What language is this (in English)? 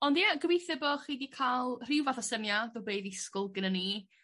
Welsh